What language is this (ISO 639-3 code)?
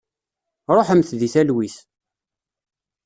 kab